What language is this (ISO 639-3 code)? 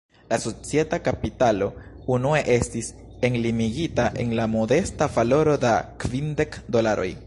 epo